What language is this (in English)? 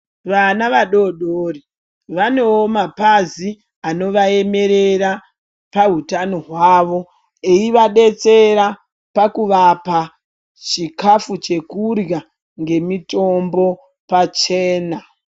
Ndau